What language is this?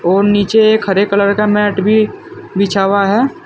Hindi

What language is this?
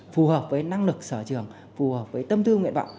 Vietnamese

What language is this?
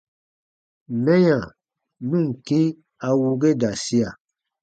Baatonum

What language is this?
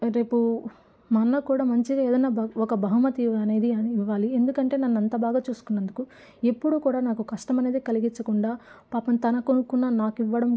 Telugu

